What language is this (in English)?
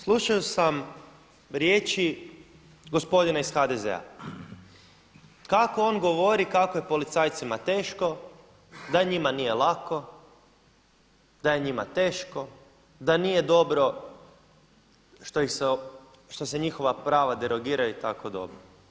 Croatian